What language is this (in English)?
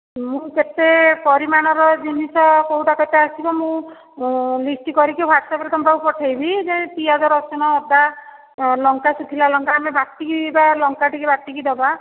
Odia